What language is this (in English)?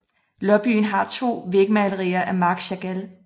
Danish